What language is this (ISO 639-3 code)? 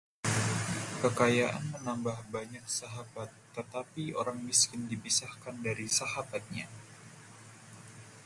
ind